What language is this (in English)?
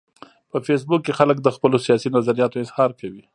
Pashto